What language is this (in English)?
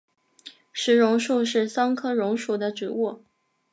Chinese